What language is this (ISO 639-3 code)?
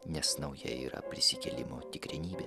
lit